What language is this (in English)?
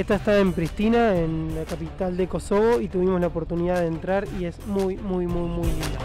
Spanish